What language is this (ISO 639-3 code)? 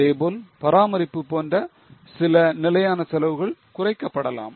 tam